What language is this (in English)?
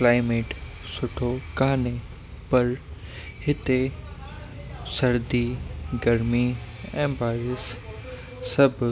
Sindhi